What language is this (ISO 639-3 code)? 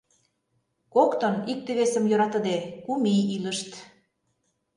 chm